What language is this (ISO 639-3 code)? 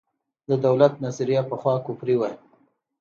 pus